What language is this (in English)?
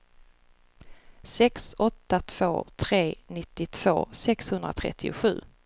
Swedish